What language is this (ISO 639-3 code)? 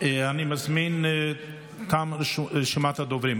heb